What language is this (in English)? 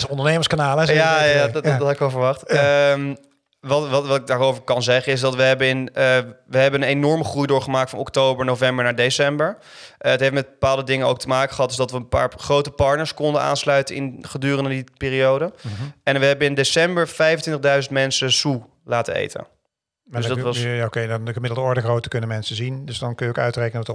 Dutch